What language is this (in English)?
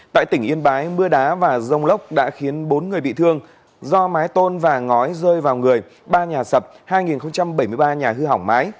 Vietnamese